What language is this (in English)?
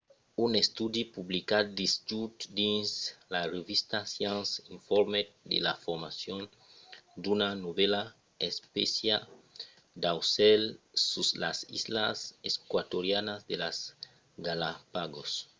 Occitan